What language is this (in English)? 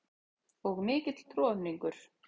Icelandic